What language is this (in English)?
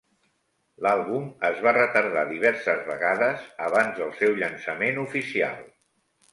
Catalan